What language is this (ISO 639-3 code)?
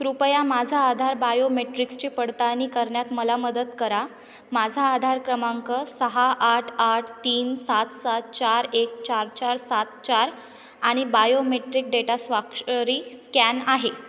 mar